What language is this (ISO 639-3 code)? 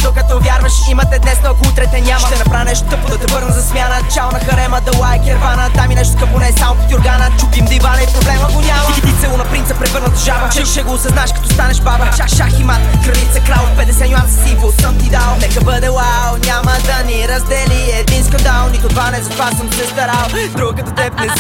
bul